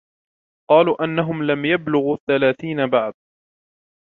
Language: Arabic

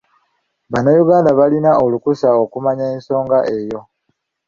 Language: Ganda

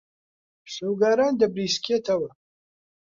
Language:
Central Kurdish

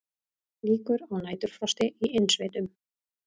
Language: Icelandic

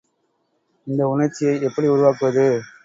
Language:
Tamil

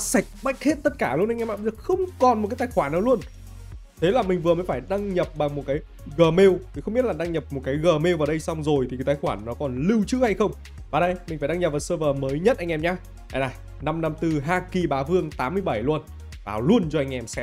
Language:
Vietnamese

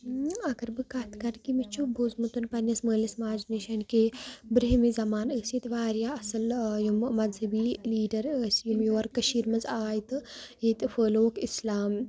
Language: Kashmiri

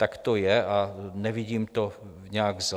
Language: Czech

